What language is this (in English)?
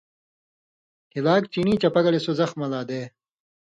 Indus Kohistani